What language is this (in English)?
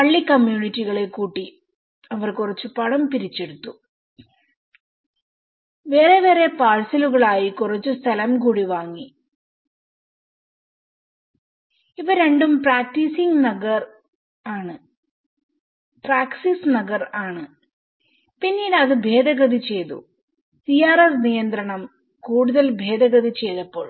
Malayalam